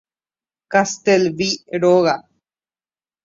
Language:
Guarani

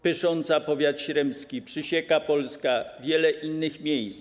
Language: Polish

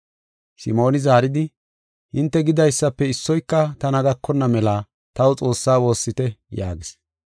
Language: Gofa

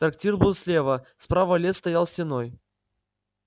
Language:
Russian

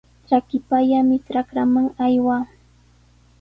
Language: Sihuas Ancash Quechua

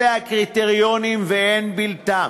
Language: Hebrew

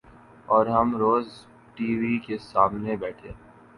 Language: Urdu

